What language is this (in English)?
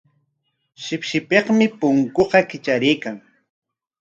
Corongo Ancash Quechua